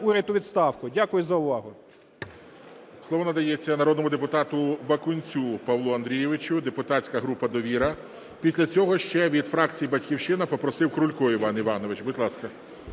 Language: Ukrainian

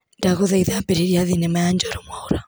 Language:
Kikuyu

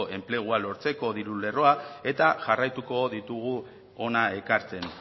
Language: Basque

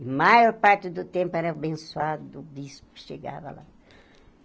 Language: Portuguese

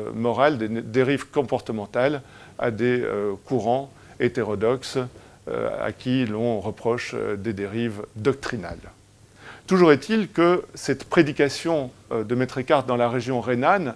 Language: French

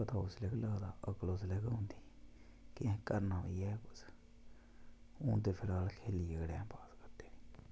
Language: Dogri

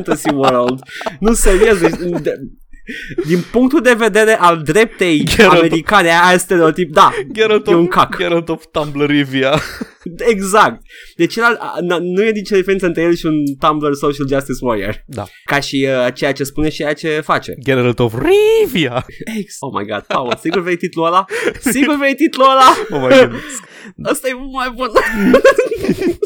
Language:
Romanian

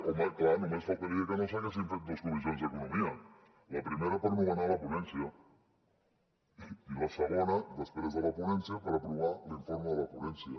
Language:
Catalan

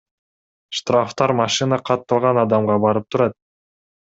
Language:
Kyrgyz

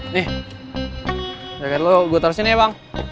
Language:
Indonesian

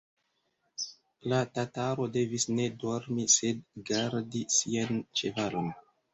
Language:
Esperanto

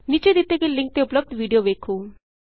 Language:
Punjabi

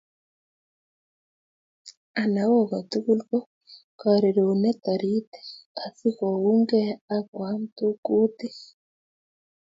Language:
Kalenjin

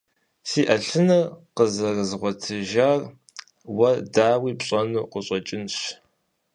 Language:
Kabardian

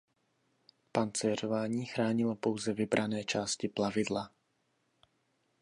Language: Czech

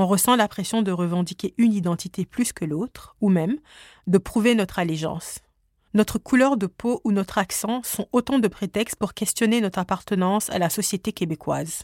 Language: French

